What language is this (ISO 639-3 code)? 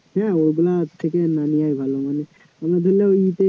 ben